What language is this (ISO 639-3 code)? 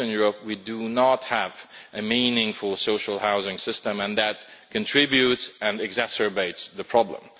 eng